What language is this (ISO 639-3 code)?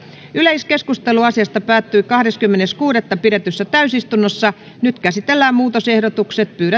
fin